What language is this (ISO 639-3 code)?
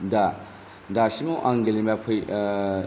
brx